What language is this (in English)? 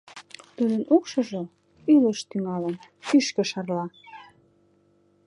Mari